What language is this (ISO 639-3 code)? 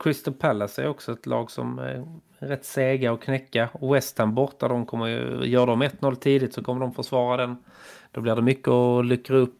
swe